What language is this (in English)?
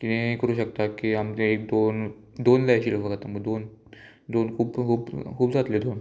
Konkani